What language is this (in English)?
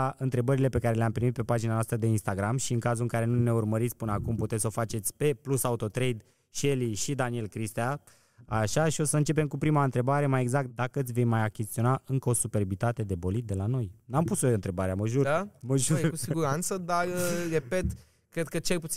Romanian